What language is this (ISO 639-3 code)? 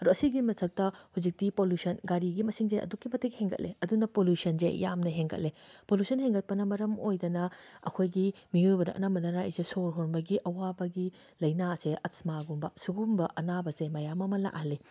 mni